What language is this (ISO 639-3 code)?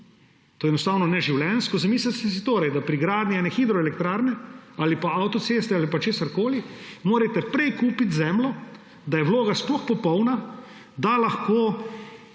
slv